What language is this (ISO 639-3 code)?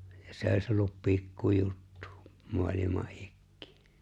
fin